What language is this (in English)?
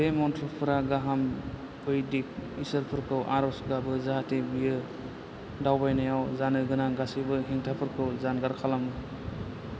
Bodo